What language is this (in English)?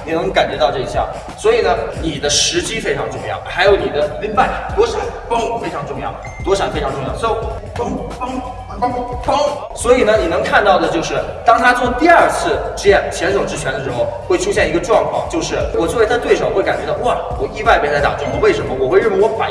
Chinese